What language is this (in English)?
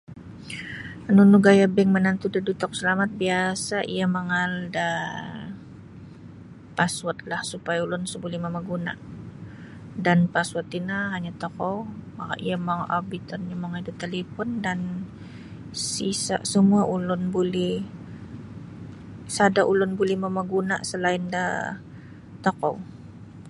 Sabah Bisaya